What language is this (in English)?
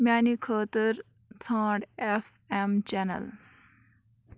Kashmiri